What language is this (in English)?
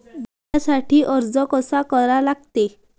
Marathi